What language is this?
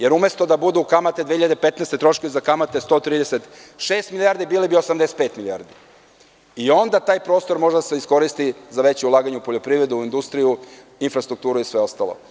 Serbian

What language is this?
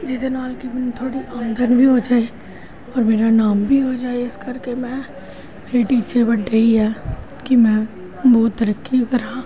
Punjabi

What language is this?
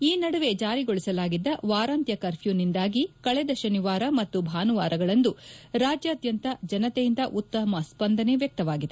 Kannada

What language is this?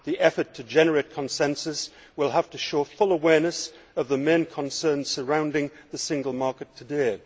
English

